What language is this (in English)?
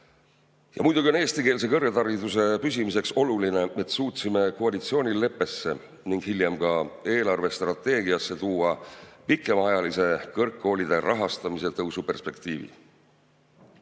Estonian